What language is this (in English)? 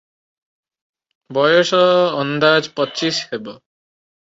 Odia